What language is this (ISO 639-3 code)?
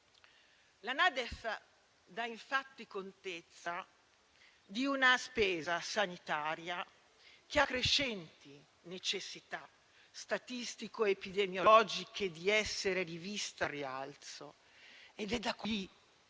ita